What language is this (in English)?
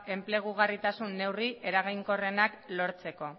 Basque